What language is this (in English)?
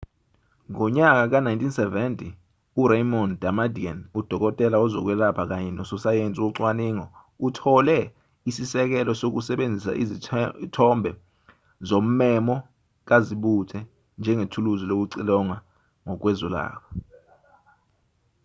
Zulu